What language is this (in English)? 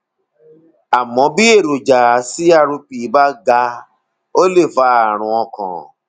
Yoruba